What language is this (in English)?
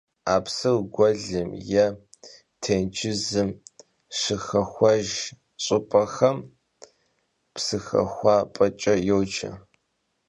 Kabardian